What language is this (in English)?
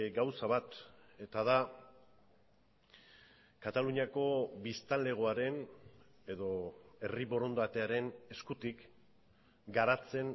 Basque